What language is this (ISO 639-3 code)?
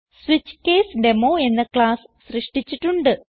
mal